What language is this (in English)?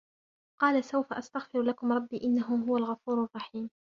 Arabic